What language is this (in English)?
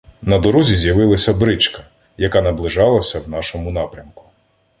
Ukrainian